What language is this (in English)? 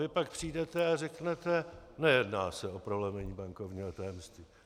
Czech